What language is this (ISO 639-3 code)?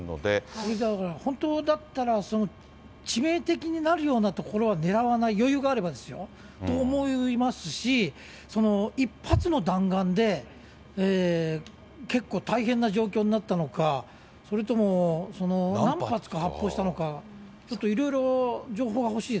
jpn